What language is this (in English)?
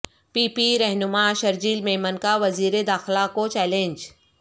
Urdu